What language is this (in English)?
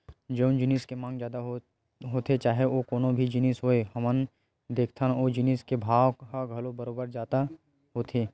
Chhattisgarhi